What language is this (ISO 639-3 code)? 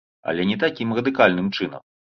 bel